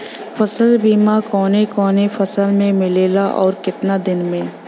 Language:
Bhojpuri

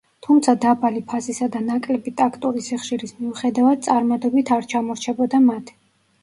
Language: Georgian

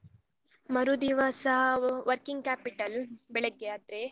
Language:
Kannada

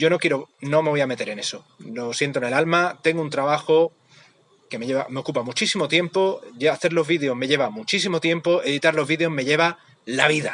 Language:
Spanish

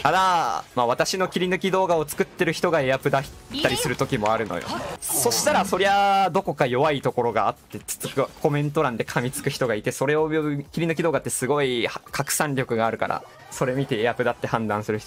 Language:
Japanese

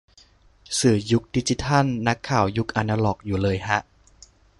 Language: Thai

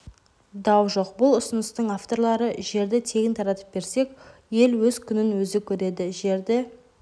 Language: Kazakh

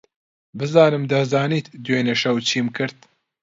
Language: Central Kurdish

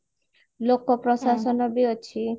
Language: Odia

